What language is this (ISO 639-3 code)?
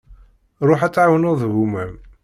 kab